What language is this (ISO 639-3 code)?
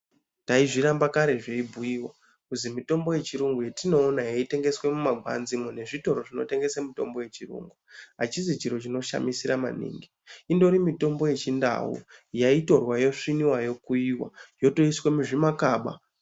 ndc